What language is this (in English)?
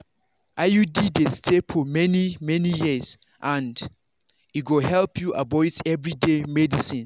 Nigerian Pidgin